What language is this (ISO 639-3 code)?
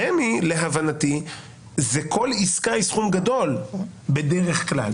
heb